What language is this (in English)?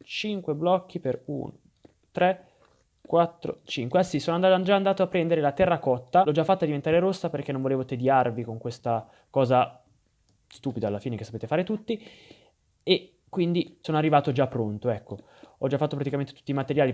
Italian